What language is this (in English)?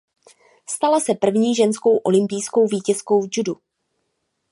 Czech